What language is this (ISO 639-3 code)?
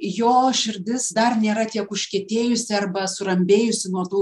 lit